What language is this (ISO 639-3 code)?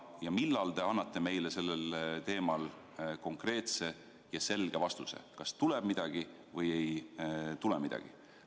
est